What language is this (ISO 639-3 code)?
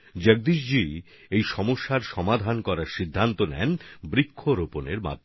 ben